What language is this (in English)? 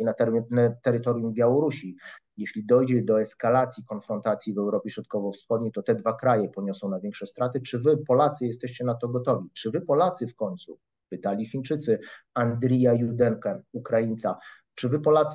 Polish